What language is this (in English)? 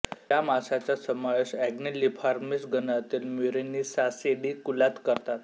Marathi